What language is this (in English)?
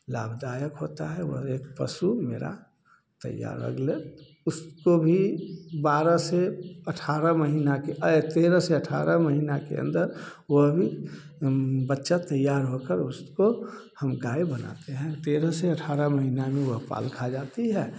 Hindi